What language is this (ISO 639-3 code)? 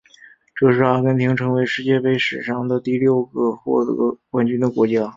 zho